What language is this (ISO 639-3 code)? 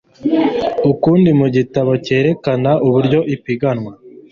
kin